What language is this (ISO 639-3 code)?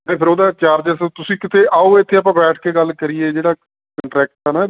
pan